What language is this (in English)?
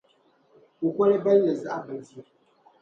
Dagbani